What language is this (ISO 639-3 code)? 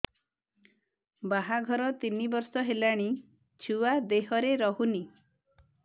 ori